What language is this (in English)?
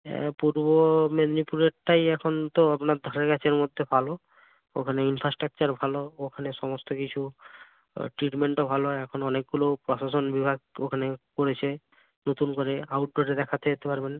Bangla